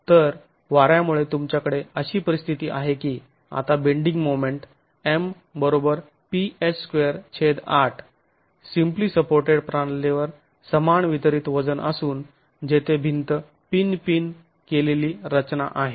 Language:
Marathi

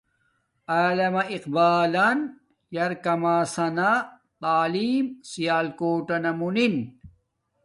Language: Domaaki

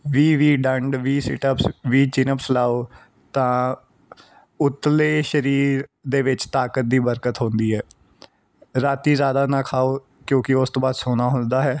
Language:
Punjabi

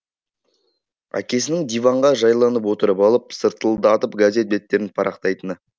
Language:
Kazakh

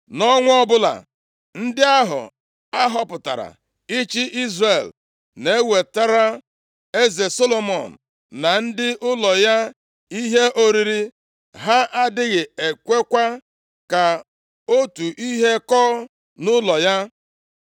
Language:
Igbo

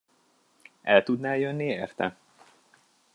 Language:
Hungarian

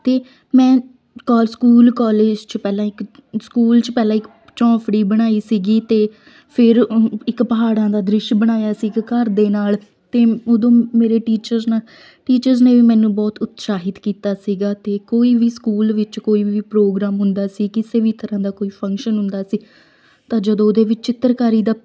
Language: Punjabi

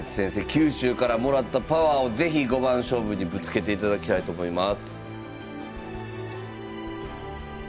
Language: Japanese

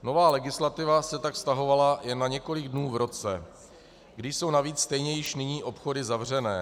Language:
Czech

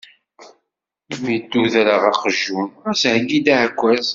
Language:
Kabyle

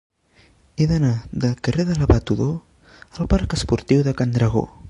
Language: Catalan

